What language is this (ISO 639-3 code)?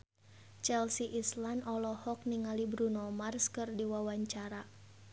sun